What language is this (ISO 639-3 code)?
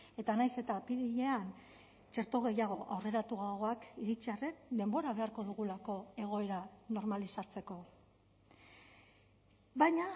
eus